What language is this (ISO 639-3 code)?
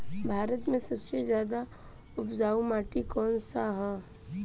bho